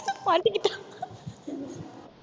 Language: Tamil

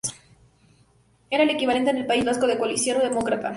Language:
Spanish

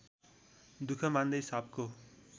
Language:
Nepali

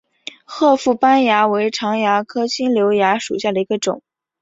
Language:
Chinese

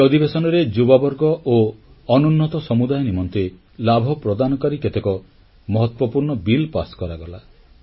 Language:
Odia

